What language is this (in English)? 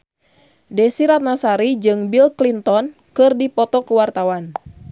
Sundanese